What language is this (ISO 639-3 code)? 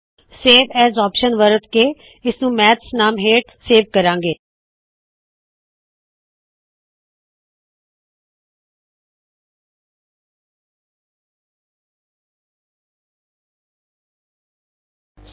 pan